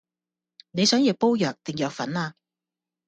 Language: Cantonese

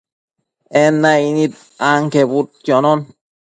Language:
Matsés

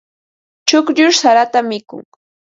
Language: Ambo-Pasco Quechua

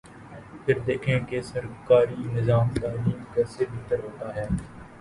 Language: Urdu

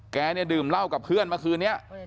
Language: Thai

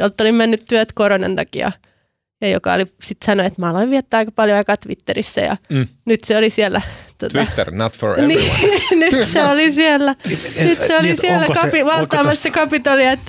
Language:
Finnish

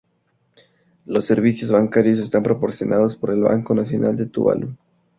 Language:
Spanish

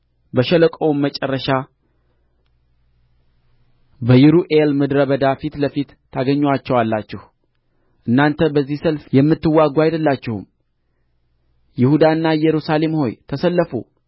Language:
Amharic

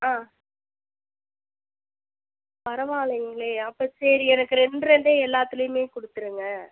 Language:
Tamil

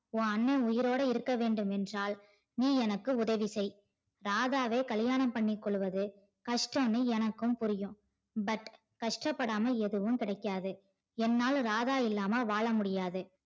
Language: Tamil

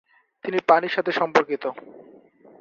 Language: Bangla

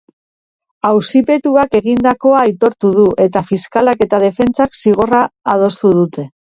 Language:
Basque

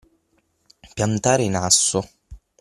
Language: Italian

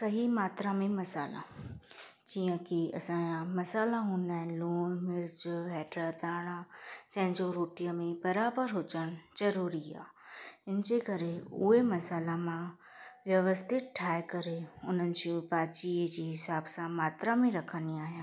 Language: Sindhi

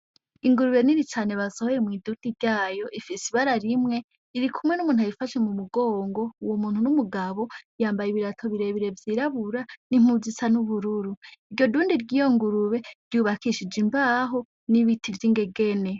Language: Rundi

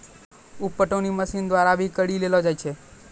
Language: Maithili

